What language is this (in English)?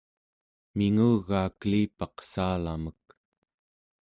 Central Yupik